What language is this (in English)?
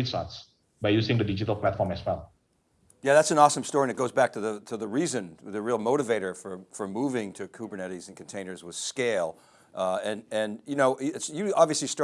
English